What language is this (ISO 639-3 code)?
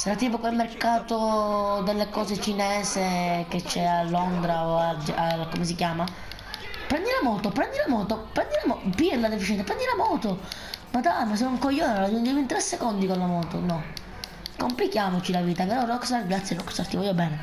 ita